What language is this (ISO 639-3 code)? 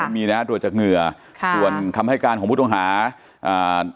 tha